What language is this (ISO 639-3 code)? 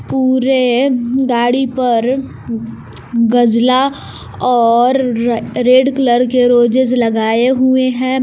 hin